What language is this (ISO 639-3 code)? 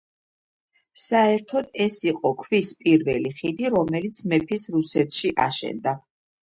kat